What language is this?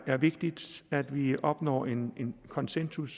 Danish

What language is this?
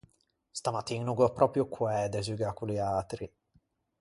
Ligurian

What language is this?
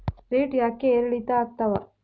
Kannada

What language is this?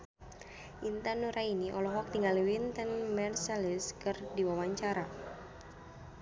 Sundanese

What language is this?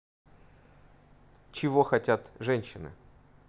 Russian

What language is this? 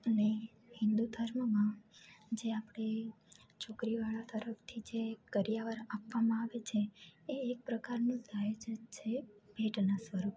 Gujarati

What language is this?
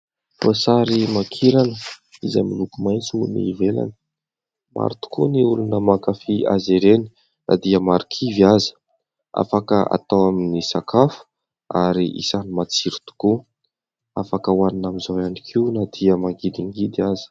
Malagasy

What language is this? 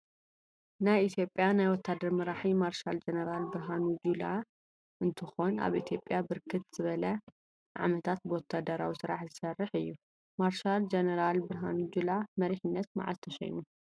Tigrinya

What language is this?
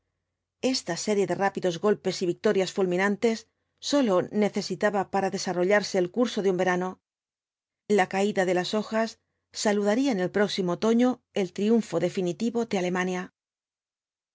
Spanish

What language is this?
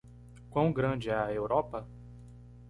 Portuguese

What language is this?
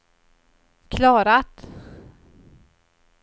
Swedish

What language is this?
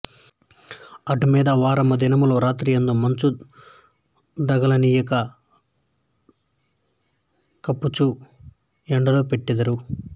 Telugu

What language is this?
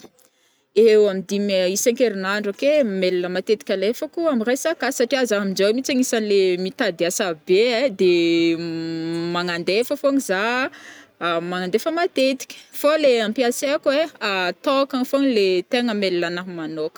Northern Betsimisaraka Malagasy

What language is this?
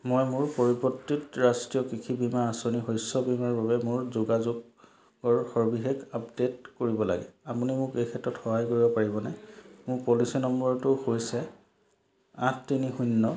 Assamese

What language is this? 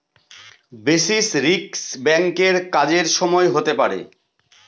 Bangla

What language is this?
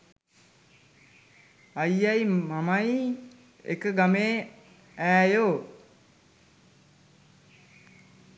Sinhala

